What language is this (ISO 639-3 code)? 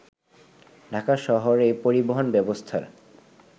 ben